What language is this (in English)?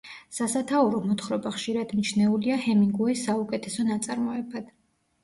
Georgian